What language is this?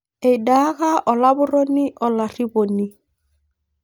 Masai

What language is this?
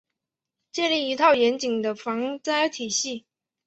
Chinese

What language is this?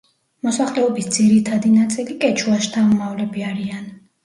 Georgian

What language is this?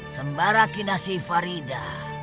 Indonesian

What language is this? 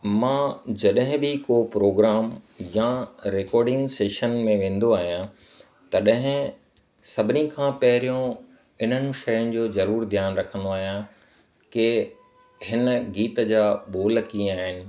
Sindhi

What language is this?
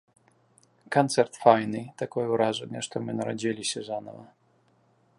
Belarusian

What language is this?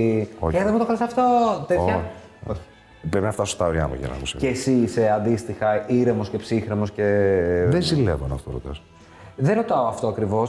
Greek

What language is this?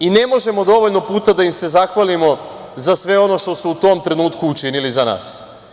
Serbian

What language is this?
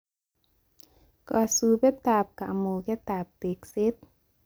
Kalenjin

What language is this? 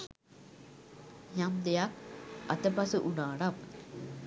Sinhala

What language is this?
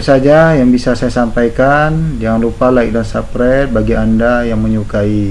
Indonesian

